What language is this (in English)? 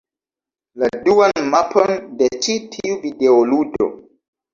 Esperanto